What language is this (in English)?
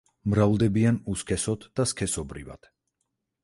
Georgian